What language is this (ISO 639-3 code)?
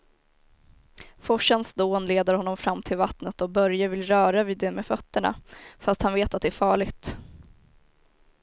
swe